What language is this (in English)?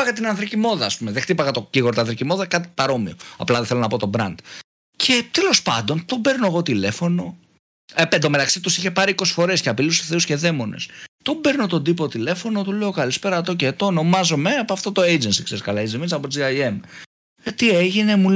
Greek